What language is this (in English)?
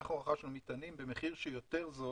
Hebrew